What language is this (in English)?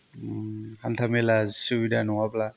Bodo